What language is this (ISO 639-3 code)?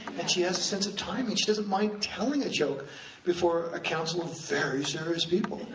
eng